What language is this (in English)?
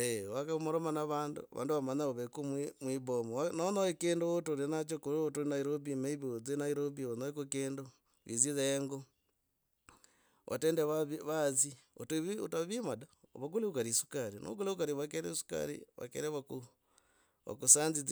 Logooli